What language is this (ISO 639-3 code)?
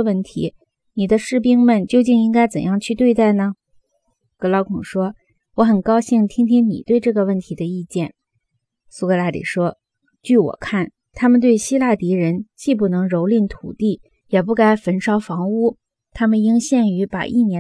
zho